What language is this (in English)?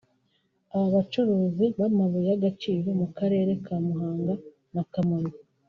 Kinyarwanda